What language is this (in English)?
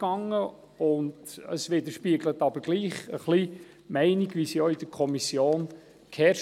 Swiss German